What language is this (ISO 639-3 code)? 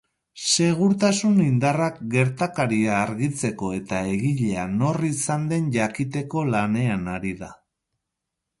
eus